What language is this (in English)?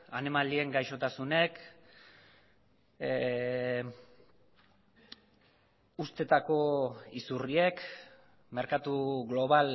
Basque